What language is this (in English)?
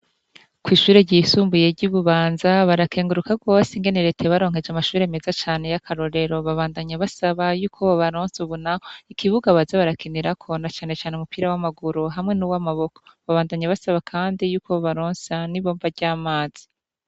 Rundi